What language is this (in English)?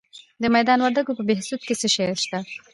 Pashto